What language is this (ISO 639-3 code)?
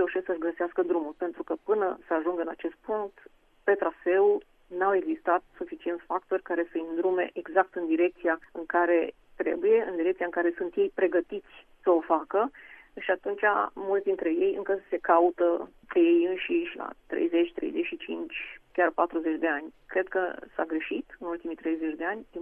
ron